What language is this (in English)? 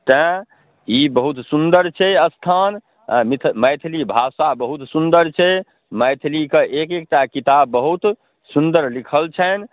Maithili